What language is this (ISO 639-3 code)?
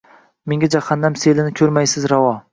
uzb